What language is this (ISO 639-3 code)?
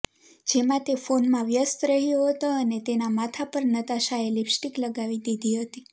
guj